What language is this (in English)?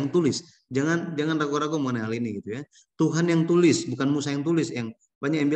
Indonesian